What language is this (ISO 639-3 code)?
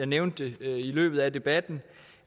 dan